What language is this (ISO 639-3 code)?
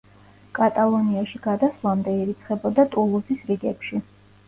kat